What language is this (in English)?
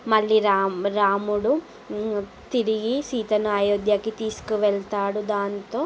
Telugu